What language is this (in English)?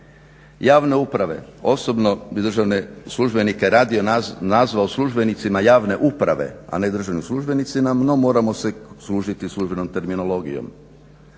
Croatian